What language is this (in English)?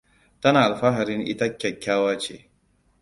Hausa